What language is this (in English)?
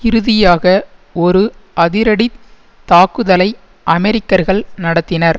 Tamil